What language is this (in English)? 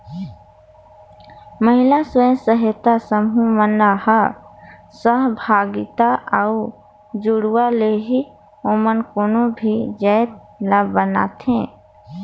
Chhattisgarhi